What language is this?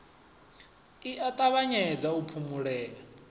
Venda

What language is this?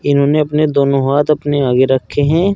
Hindi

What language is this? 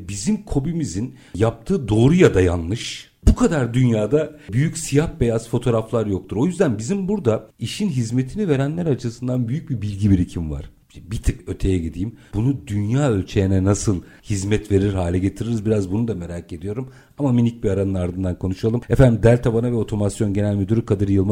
Turkish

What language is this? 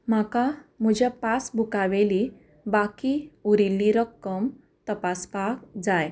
Konkani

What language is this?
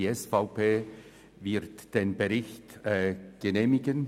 Swiss German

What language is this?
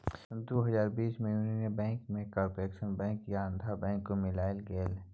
Maithili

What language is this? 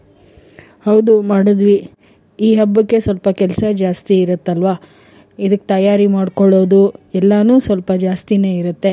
Kannada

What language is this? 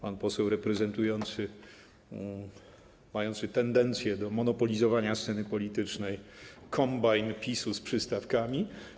Polish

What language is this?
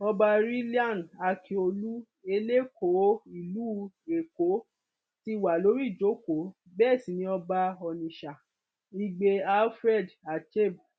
Yoruba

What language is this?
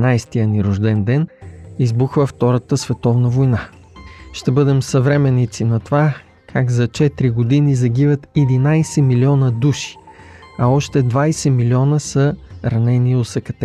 Bulgarian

